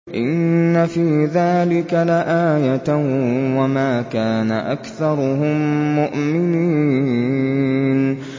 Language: Arabic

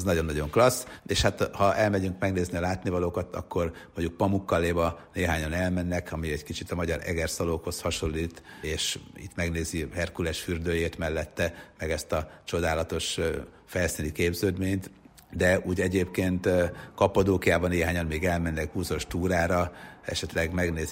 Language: Hungarian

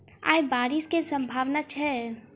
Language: Maithili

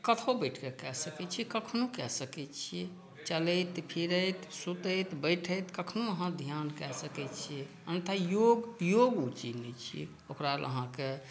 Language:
Maithili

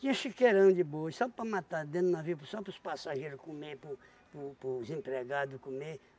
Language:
Portuguese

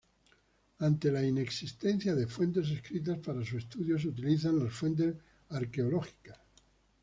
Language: Spanish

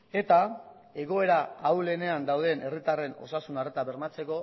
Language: Basque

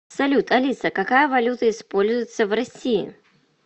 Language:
Russian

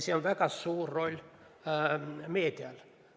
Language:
Estonian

